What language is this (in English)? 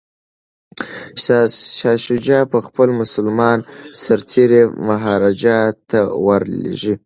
Pashto